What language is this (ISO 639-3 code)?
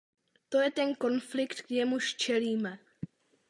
ces